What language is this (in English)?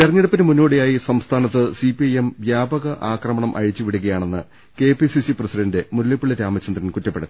Malayalam